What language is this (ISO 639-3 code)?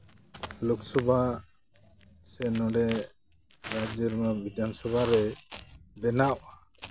sat